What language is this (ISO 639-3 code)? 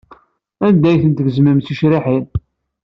kab